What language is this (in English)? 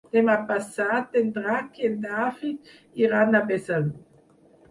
Catalan